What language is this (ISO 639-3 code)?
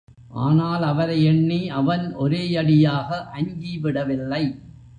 tam